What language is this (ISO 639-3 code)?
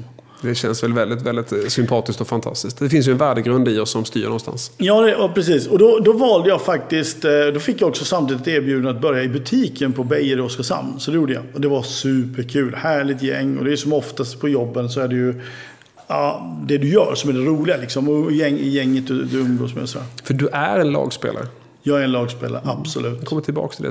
swe